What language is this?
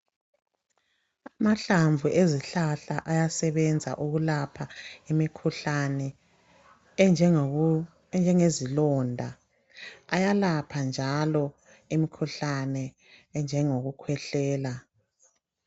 North Ndebele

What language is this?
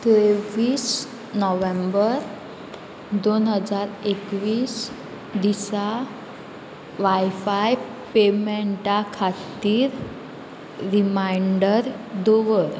Konkani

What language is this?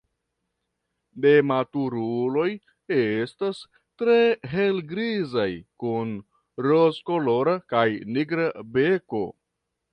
Esperanto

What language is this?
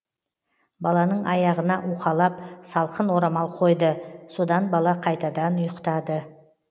Kazakh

